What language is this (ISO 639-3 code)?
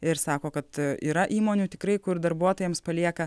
lit